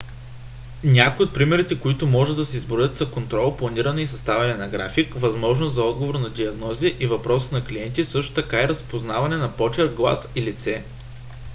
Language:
Bulgarian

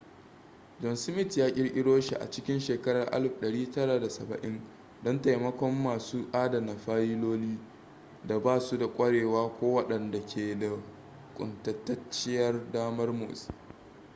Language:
Hausa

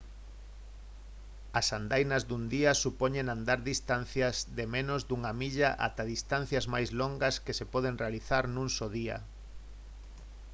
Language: Galician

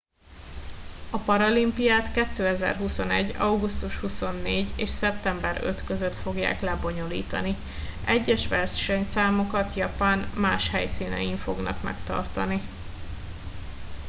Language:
Hungarian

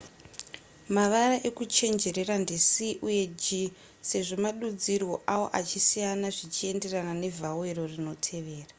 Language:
Shona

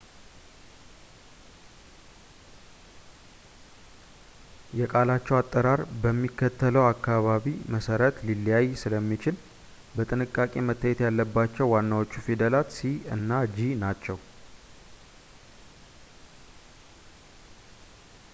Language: Amharic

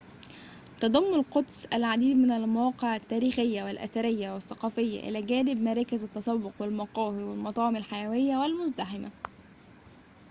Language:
Arabic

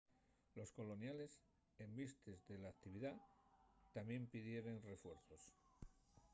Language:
Asturian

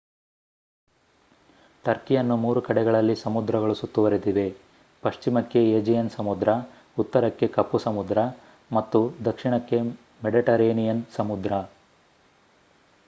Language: Kannada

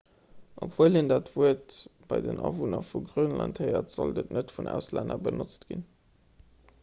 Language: Luxembourgish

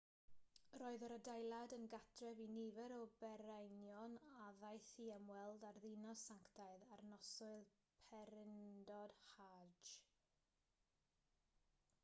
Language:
Welsh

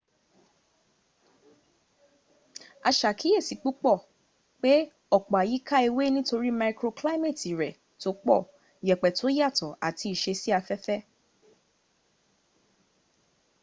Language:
Yoruba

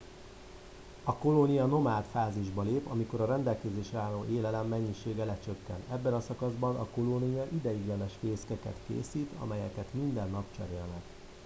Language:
Hungarian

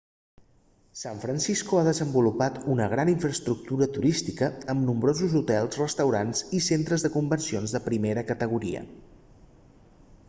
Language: Catalan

